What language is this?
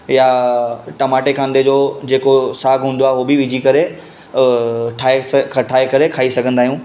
Sindhi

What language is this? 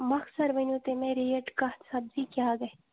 Kashmiri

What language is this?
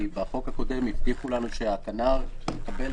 Hebrew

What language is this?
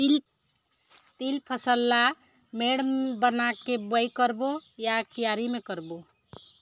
Chhattisgarhi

